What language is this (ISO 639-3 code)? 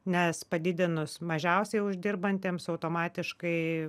lit